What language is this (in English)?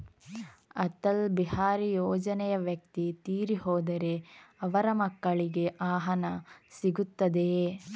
Kannada